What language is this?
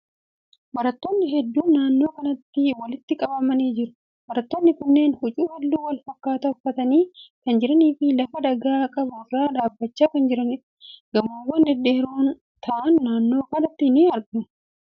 Oromo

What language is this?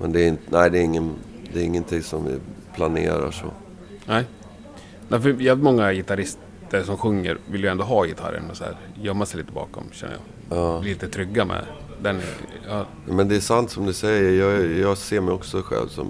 Swedish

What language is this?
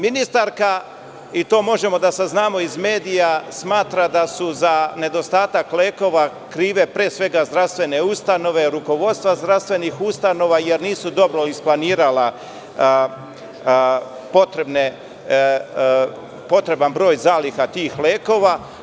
Serbian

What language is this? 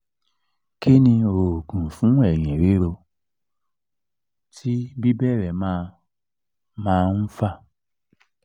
Yoruba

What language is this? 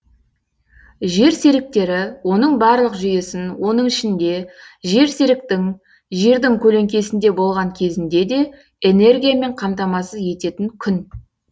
Kazakh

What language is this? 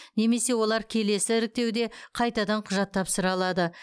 Kazakh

